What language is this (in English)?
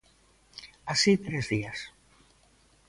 Galician